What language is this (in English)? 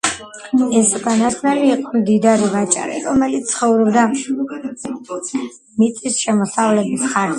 Georgian